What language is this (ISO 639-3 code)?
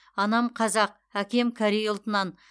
kaz